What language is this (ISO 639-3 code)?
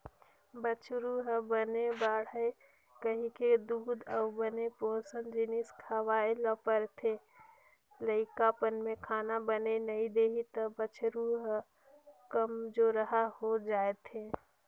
hne